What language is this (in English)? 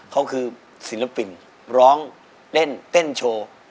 Thai